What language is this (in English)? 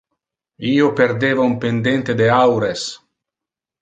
Interlingua